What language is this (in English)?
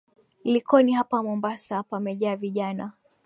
Swahili